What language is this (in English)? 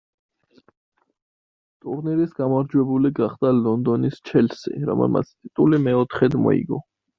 Georgian